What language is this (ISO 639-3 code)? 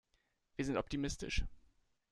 deu